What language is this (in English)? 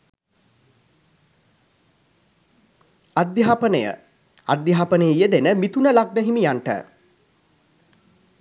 Sinhala